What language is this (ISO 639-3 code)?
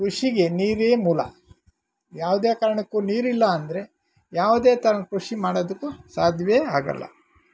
kan